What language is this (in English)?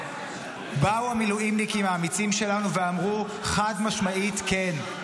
Hebrew